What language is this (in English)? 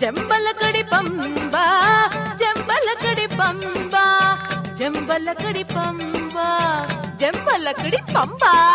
Hindi